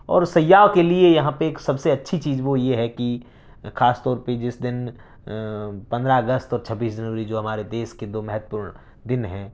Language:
Urdu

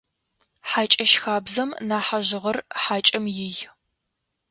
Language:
Adyghe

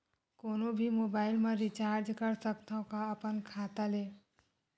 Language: Chhattisgarhi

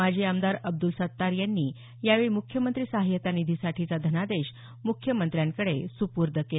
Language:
Marathi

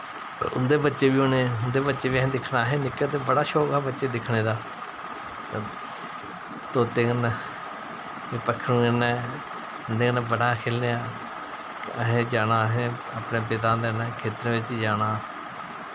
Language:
Dogri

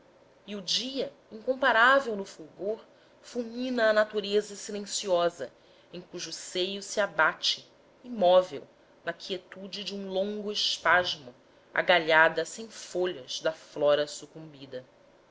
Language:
Portuguese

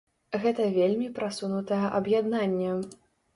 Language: Belarusian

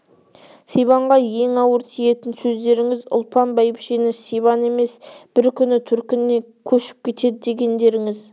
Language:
Kazakh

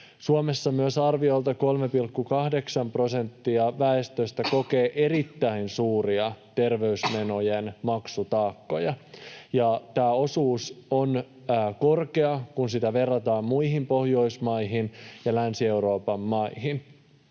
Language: Finnish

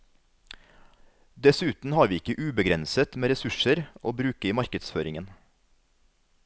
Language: Norwegian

